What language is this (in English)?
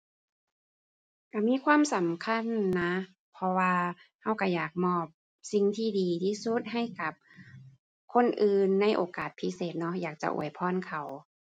Thai